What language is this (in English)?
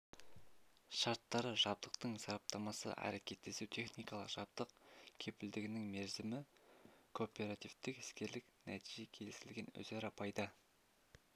Kazakh